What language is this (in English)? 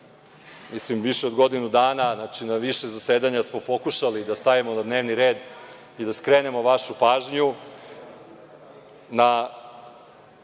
Serbian